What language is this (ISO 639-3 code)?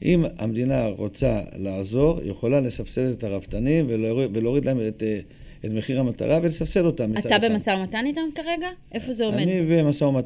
heb